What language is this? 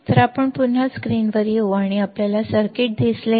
Marathi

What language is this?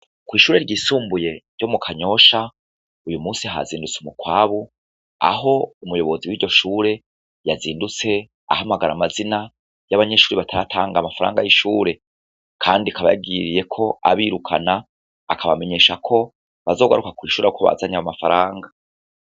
Rundi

